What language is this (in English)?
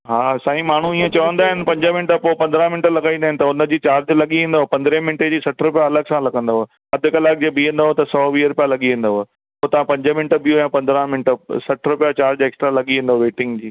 Sindhi